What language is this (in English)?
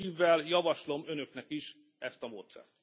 Hungarian